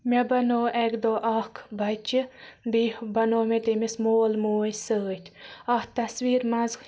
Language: Kashmiri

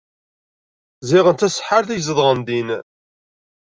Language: Kabyle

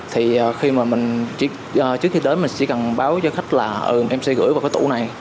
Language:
Vietnamese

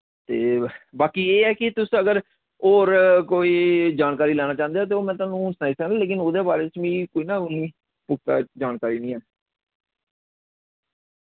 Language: Dogri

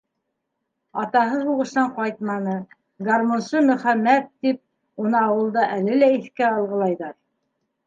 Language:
Bashkir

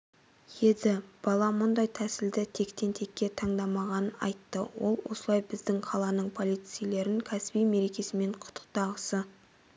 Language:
Kazakh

